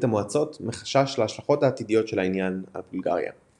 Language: Hebrew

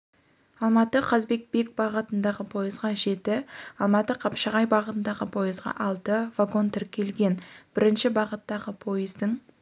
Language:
Kazakh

